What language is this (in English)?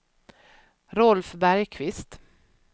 Swedish